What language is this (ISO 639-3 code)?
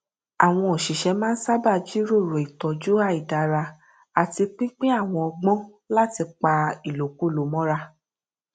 yor